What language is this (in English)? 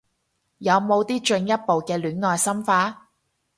Cantonese